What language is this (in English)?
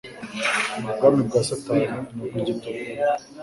Kinyarwanda